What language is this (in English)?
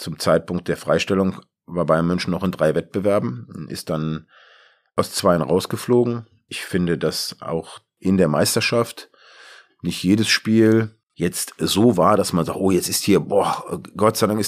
German